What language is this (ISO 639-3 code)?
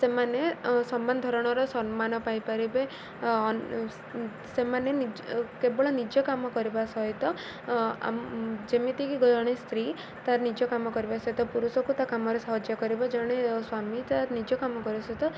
ori